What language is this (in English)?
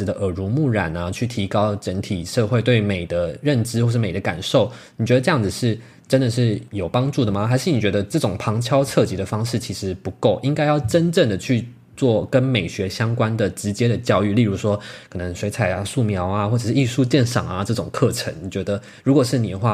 Chinese